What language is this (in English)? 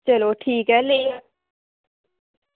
Dogri